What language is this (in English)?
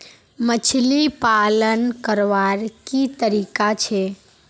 Magahi